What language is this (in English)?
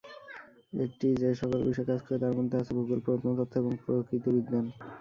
Bangla